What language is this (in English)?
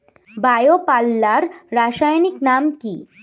Bangla